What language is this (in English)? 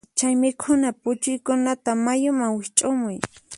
Puno Quechua